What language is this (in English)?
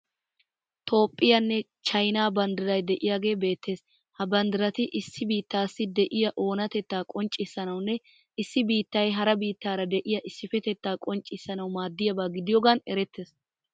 Wolaytta